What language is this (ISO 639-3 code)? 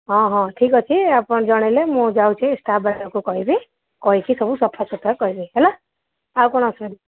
ori